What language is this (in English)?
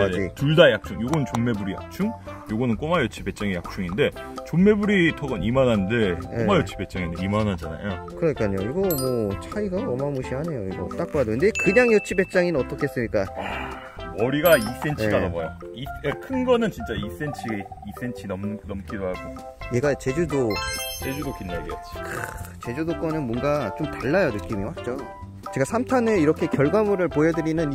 Korean